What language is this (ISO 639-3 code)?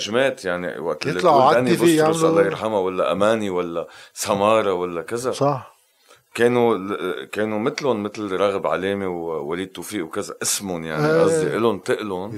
ara